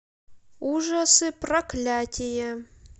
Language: Russian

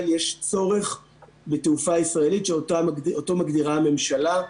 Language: Hebrew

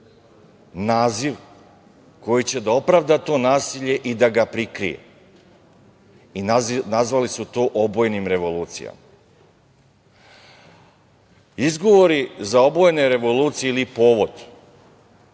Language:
Serbian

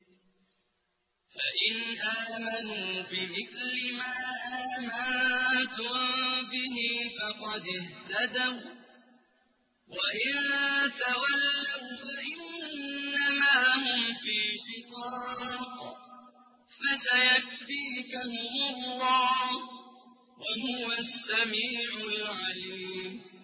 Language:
Arabic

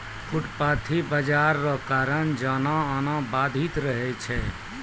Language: Maithili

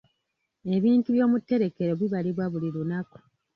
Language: Ganda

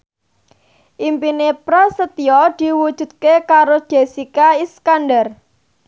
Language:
Javanese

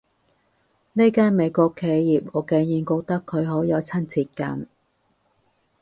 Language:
Cantonese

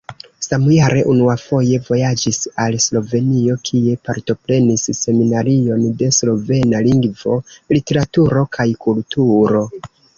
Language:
Esperanto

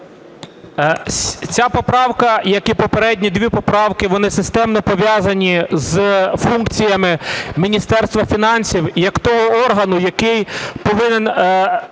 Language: Ukrainian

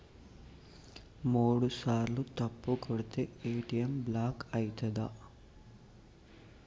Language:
Telugu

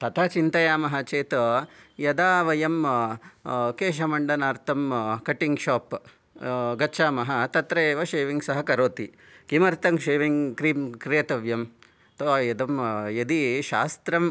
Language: Sanskrit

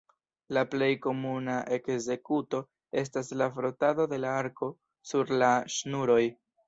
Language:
Esperanto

